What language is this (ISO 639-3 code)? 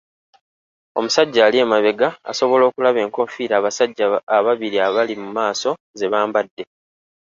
lug